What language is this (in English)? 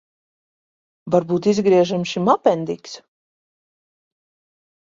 Latvian